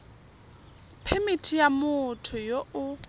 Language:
Tswana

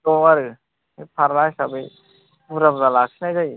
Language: Bodo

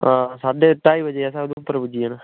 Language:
Dogri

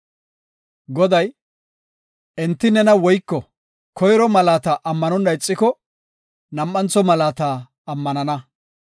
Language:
Gofa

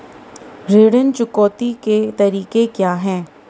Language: Hindi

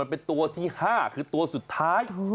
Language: Thai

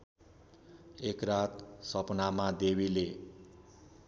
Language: Nepali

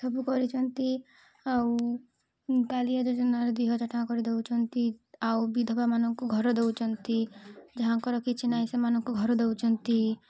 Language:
Odia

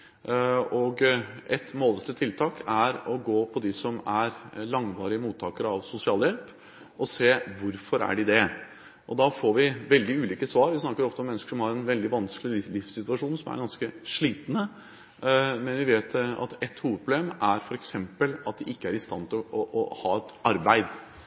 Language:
Norwegian Bokmål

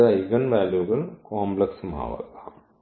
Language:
Malayalam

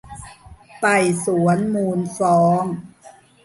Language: Thai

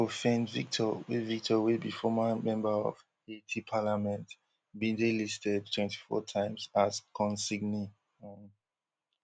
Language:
Nigerian Pidgin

